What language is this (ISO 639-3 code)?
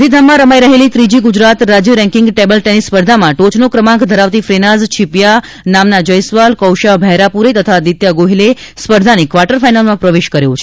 guj